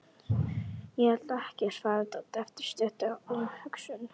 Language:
Icelandic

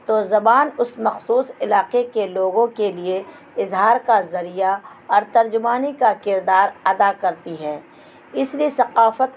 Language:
Urdu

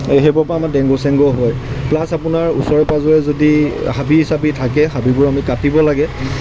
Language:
Assamese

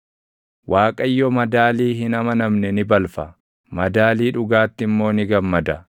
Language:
Oromo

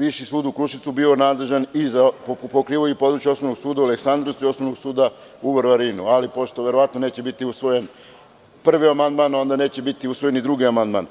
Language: Serbian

